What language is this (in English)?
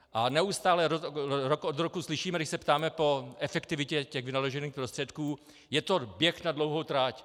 Czech